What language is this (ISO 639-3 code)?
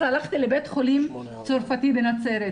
heb